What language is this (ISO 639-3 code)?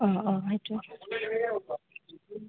asm